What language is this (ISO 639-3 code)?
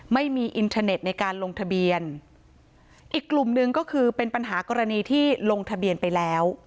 tha